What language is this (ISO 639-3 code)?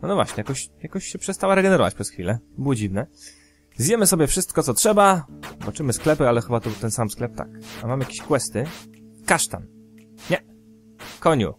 pol